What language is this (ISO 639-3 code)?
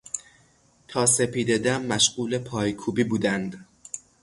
fas